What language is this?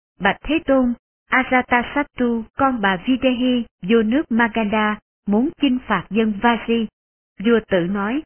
Vietnamese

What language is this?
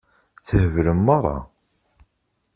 Kabyle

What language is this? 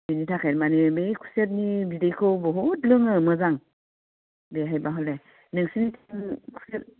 Bodo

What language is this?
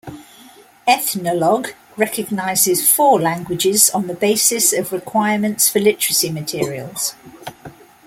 English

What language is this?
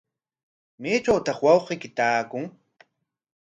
Corongo Ancash Quechua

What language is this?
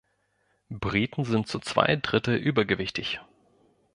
German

